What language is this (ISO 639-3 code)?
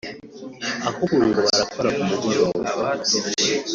kin